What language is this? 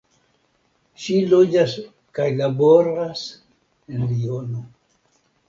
Esperanto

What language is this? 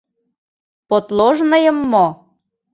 Mari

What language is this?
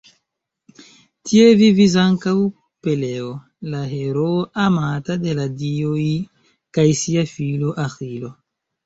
Esperanto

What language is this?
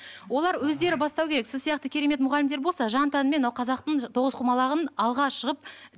Kazakh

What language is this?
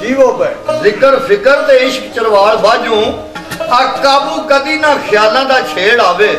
Punjabi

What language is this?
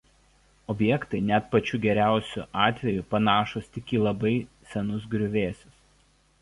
Lithuanian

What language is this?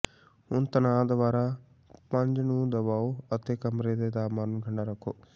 Punjabi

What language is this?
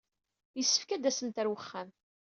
Kabyle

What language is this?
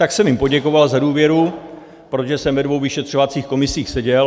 Czech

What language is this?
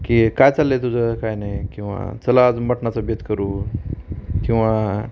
Marathi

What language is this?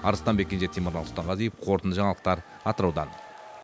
Kazakh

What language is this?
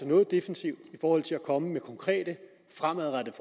Danish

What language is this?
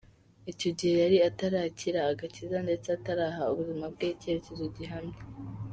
Kinyarwanda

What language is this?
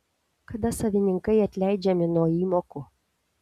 Lithuanian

